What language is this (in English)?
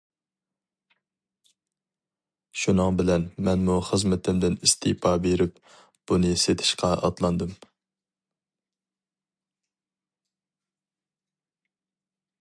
Uyghur